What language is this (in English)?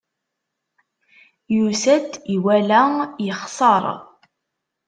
Kabyle